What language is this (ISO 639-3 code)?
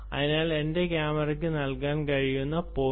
mal